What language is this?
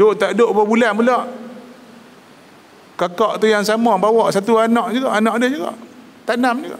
Malay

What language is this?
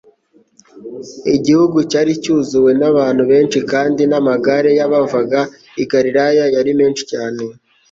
Kinyarwanda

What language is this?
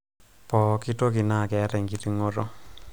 Masai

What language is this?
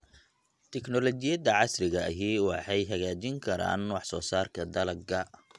Somali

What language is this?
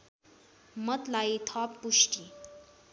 Nepali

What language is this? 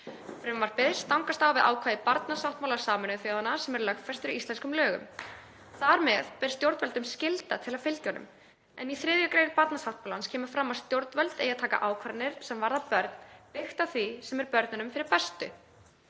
Icelandic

